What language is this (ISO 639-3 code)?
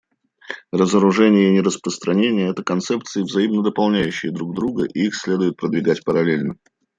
rus